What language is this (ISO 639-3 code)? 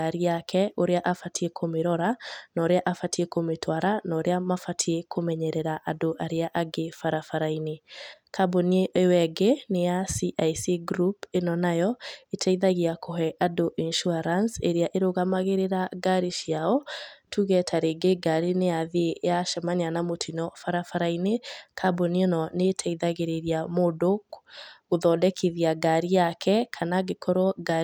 kik